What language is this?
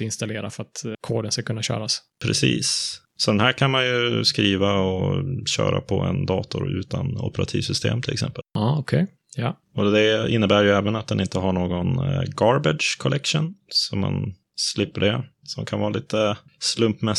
Swedish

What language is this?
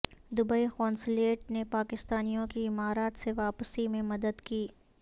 Urdu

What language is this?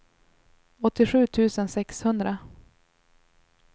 Swedish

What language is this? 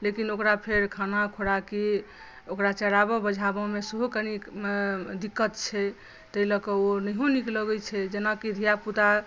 Maithili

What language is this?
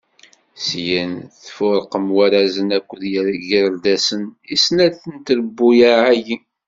Kabyle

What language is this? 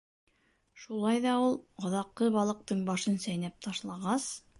Bashkir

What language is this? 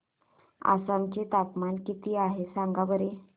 Marathi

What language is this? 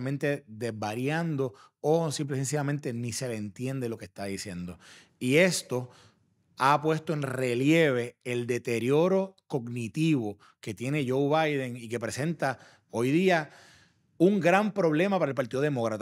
Spanish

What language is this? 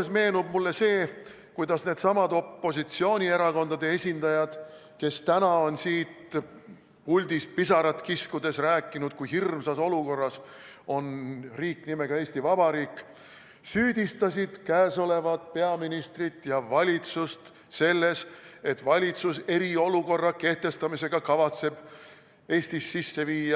Estonian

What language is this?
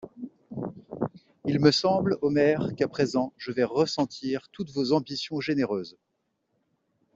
French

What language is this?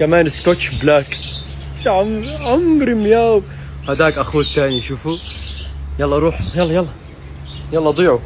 Arabic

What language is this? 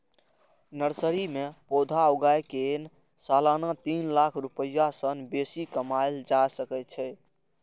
Maithili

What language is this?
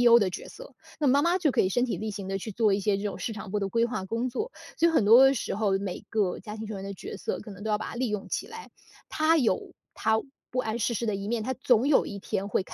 Chinese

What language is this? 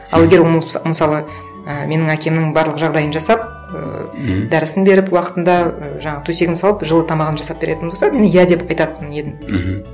Kazakh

